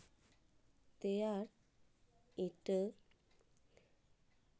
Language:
Santali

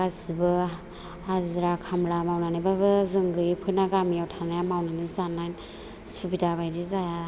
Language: Bodo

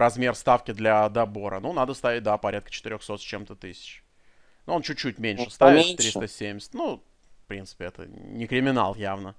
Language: Russian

